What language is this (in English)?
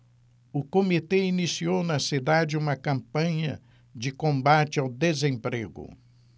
Portuguese